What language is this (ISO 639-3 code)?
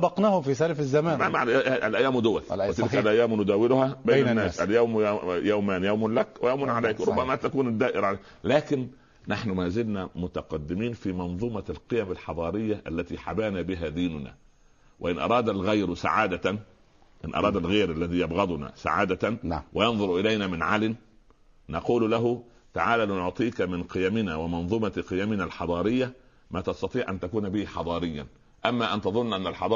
ara